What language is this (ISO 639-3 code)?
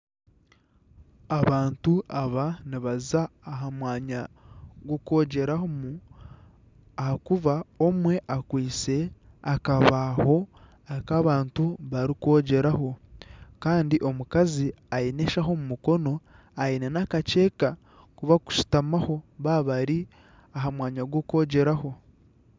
nyn